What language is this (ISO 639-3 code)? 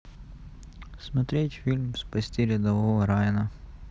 rus